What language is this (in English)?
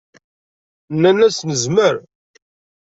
Kabyle